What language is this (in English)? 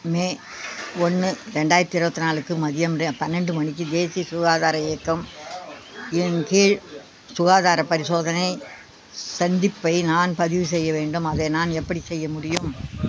Tamil